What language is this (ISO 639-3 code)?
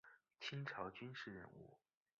zho